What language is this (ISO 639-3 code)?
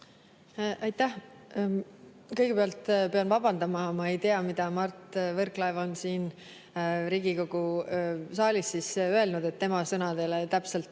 est